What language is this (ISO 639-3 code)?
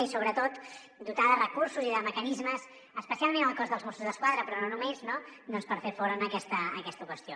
cat